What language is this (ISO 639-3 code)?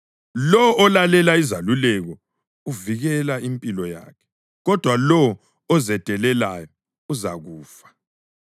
nde